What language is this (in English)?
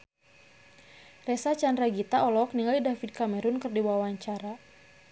Sundanese